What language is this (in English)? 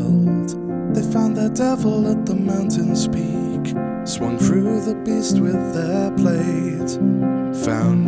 Indonesian